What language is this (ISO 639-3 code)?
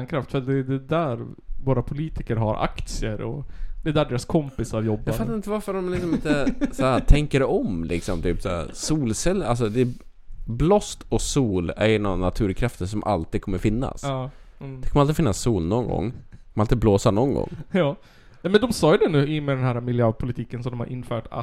swe